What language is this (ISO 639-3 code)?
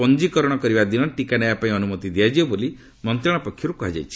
ori